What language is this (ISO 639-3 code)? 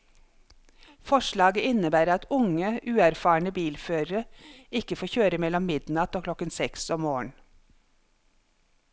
nor